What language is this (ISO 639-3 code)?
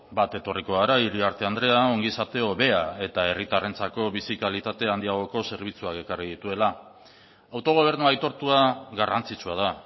eus